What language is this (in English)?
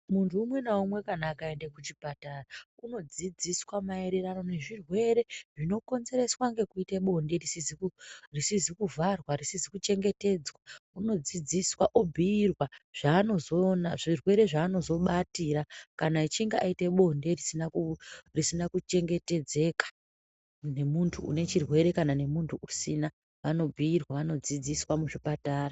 Ndau